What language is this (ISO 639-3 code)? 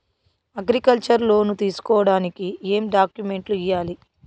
tel